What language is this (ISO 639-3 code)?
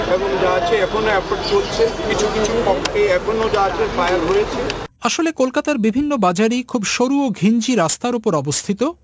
ben